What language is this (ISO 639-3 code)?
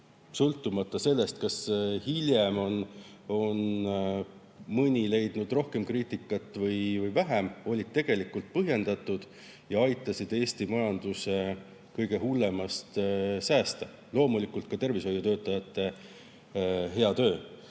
est